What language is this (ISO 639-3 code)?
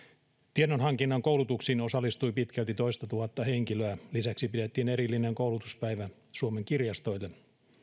fin